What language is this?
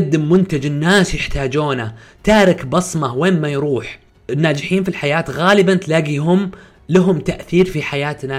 Arabic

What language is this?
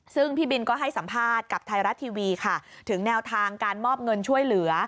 Thai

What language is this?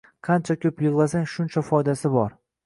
Uzbek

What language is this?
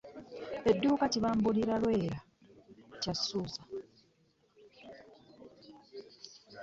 Ganda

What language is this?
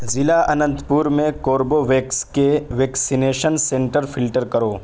Urdu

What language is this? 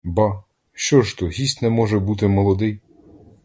Ukrainian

